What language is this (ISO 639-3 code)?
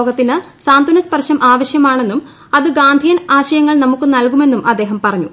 mal